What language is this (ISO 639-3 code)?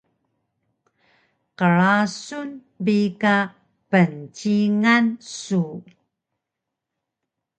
trv